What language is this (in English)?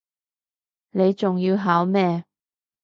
Cantonese